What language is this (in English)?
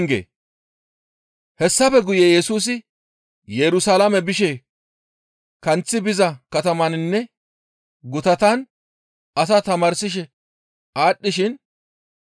Gamo